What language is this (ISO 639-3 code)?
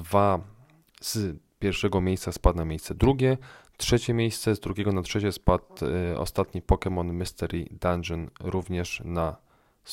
pol